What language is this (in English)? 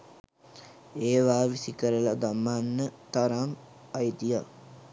Sinhala